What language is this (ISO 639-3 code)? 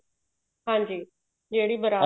pan